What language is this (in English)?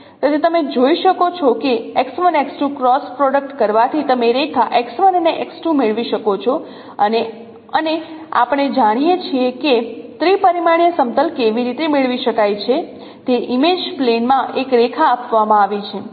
Gujarati